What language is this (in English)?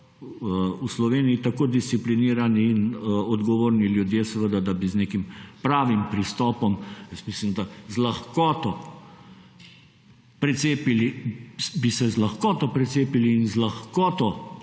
Slovenian